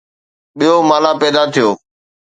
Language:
Sindhi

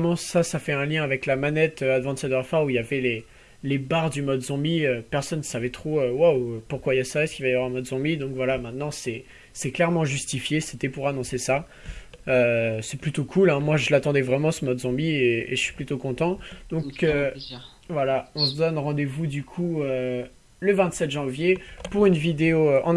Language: French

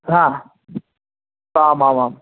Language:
Sanskrit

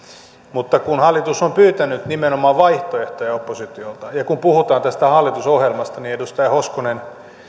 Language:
Finnish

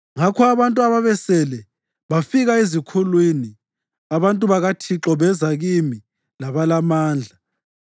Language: North Ndebele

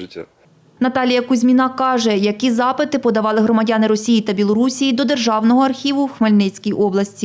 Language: Ukrainian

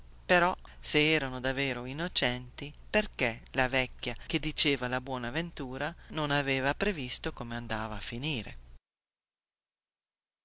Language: Italian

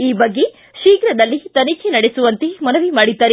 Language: Kannada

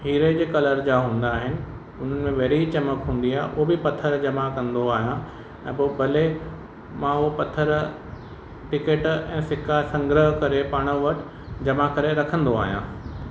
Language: Sindhi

